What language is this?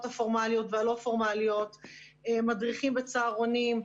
Hebrew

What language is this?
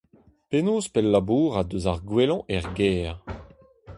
Breton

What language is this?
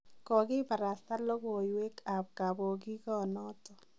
Kalenjin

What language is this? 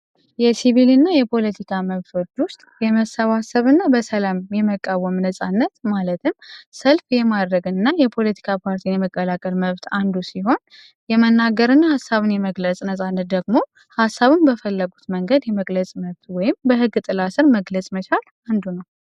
Amharic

